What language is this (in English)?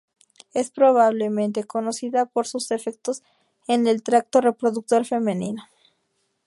Spanish